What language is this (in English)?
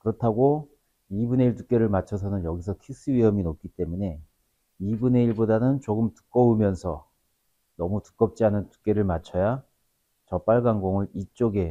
Korean